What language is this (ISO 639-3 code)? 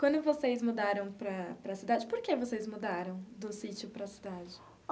por